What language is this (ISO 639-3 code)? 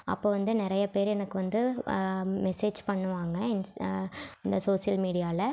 tam